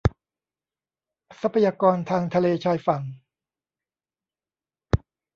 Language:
Thai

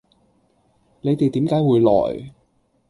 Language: Cantonese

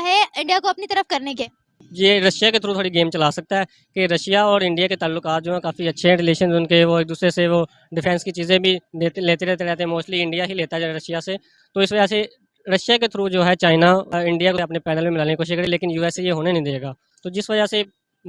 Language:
Hindi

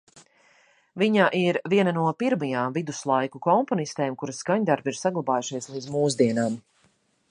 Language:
Latvian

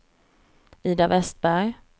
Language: Swedish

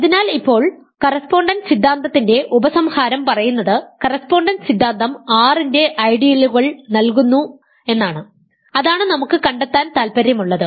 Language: Malayalam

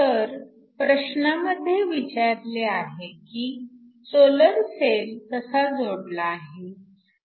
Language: Marathi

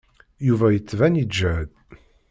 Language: Kabyle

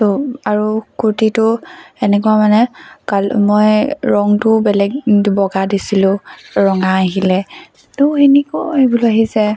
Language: Assamese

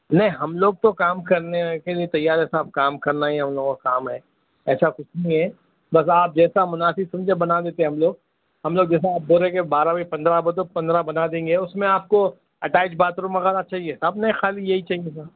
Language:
Urdu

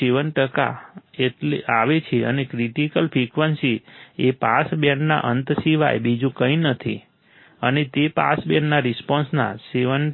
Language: Gujarati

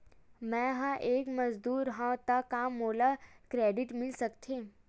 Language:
Chhattisgarhi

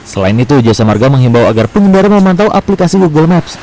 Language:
Indonesian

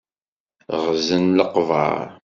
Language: Kabyle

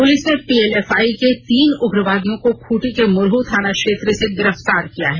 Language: Hindi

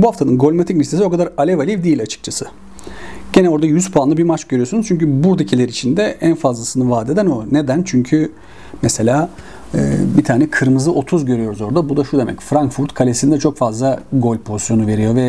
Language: Turkish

